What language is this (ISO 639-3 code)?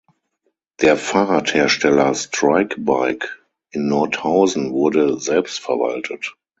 deu